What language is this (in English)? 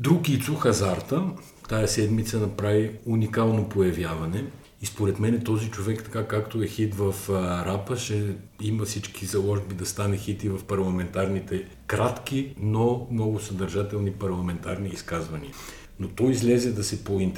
Bulgarian